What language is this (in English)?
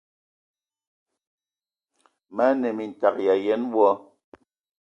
Ewondo